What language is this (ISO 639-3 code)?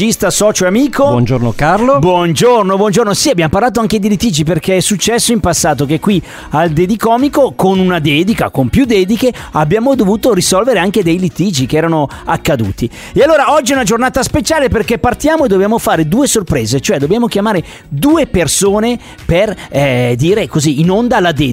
ita